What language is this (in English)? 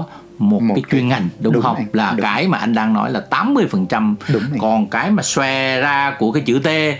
Vietnamese